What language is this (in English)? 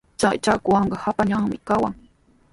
Sihuas Ancash Quechua